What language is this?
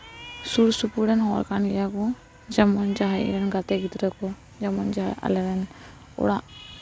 Santali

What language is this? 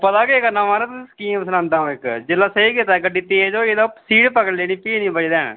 Dogri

